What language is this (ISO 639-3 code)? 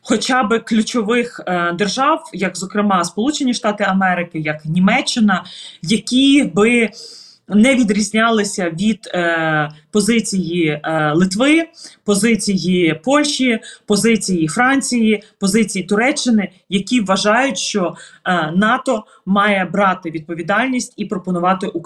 ukr